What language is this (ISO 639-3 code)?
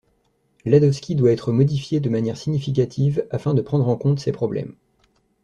fra